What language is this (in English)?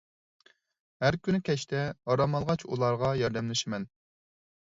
Uyghur